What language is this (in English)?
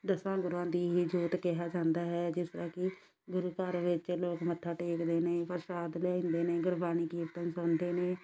Punjabi